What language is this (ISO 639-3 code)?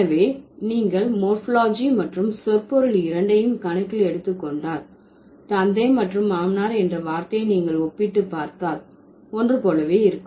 tam